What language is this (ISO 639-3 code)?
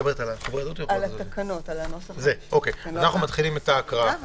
heb